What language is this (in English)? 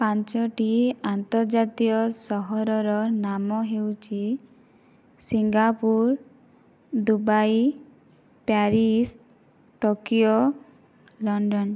Odia